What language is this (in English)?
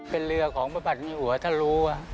Thai